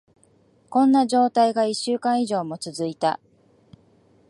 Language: Japanese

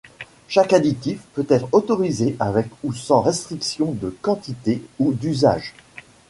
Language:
French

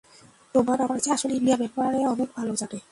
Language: Bangla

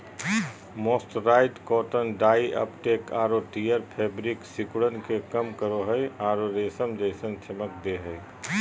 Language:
Magahi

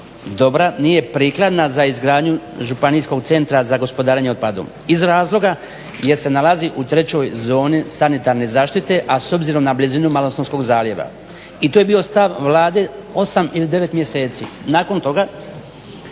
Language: Croatian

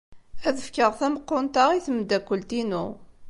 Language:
Kabyle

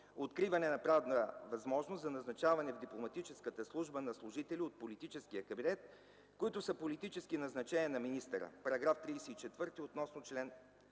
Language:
Bulgarian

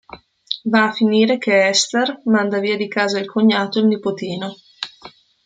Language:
Italian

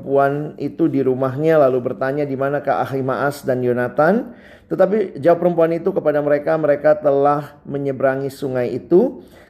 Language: Indonesian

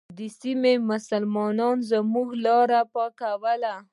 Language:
Pashto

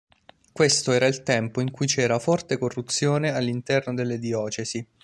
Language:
Italian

